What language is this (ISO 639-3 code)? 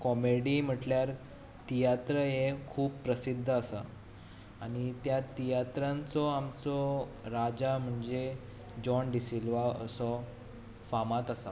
kok